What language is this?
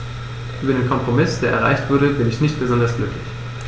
German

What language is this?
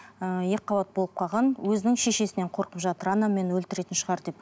Kazakh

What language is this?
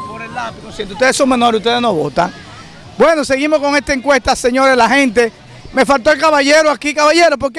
Spanish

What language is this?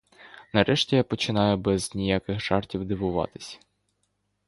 Ukrainian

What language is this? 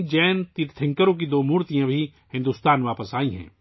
Urdu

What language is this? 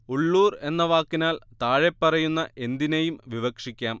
Malayalam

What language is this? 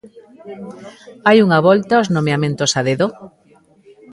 Galician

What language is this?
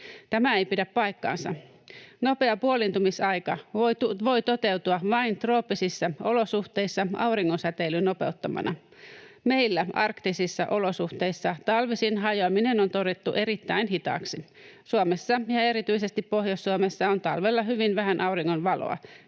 Finnish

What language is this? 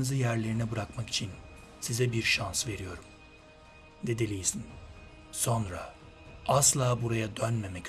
Turkish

